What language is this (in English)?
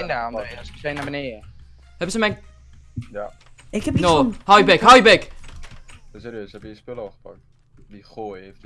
Dutch